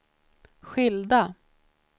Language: Swedish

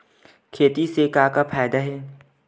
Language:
Chhattisgarhi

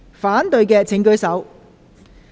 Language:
Cantonese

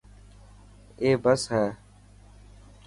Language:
Dhatki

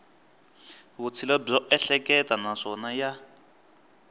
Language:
Tsonga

